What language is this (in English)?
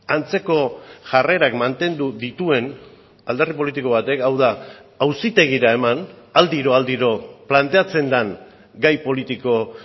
Basque